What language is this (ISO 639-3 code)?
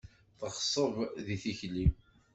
kab